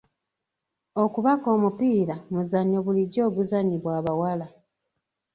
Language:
Ganda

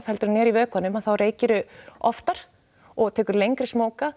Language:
Icelandic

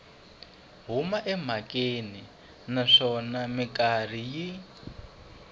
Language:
Tsonga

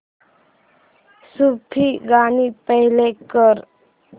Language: Marathi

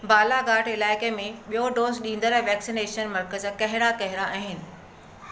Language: Sindhi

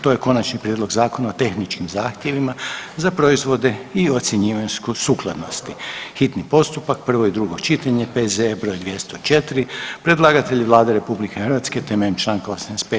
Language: Croatian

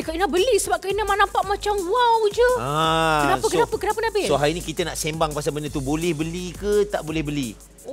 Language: Malay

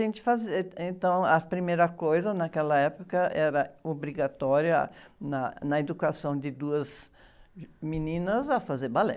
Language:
Portuguese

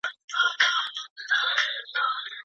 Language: Pashto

